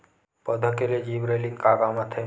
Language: Chhattisgarhi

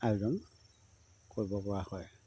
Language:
Assamese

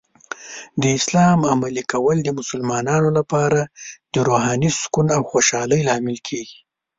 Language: Pashto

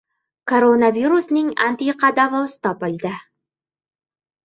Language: Uzbek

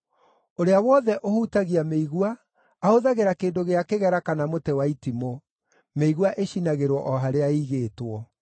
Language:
Kikuyu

